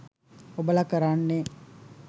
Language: Sinhala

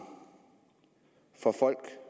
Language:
Danish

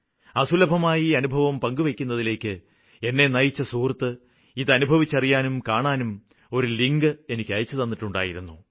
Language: Malayalam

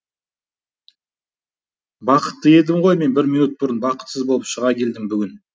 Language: Kazakh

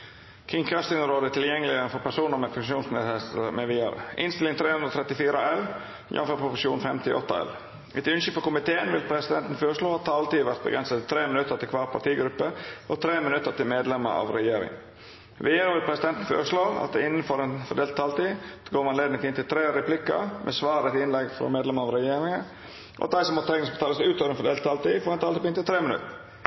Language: Norwegian Nynorsk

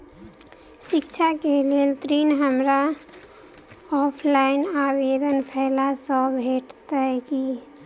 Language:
Maithili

